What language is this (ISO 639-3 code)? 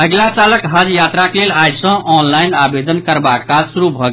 mai